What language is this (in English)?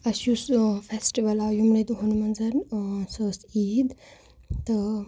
Kashmiri